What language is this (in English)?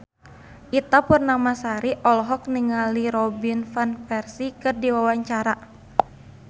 Sundanese